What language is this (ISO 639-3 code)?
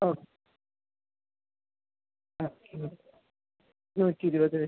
mal